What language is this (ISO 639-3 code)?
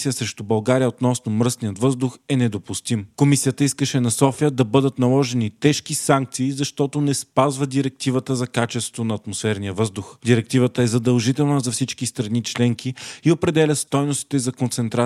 bul